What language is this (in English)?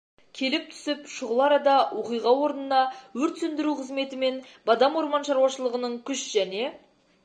Kazakh